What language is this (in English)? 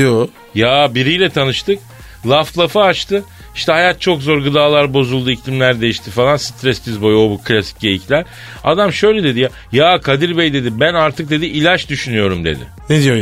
Turkish